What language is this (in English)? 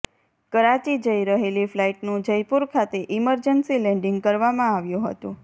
Gujarati